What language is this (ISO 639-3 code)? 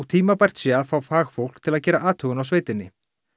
isl